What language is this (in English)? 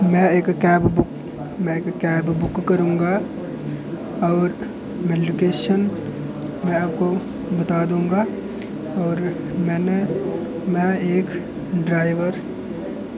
Dogri